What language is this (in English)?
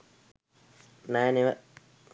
Sinhala